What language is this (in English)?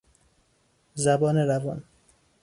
Persian